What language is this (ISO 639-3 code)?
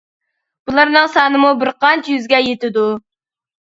uig